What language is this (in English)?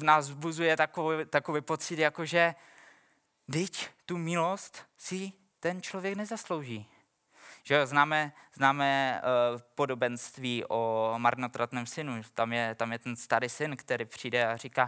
Czech